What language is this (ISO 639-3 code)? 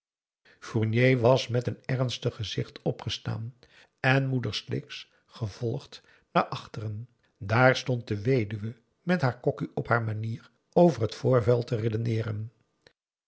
nld